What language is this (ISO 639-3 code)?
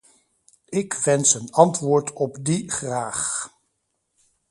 nld